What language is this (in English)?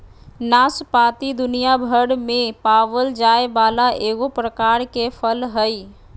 Magahi